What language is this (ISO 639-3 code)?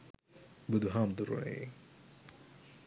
sin